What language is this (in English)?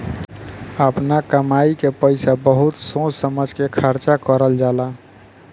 Bhojpuri